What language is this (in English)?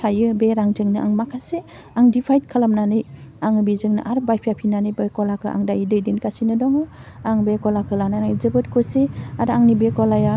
Bodo